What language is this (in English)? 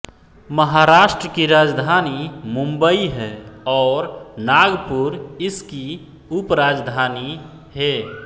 Hindi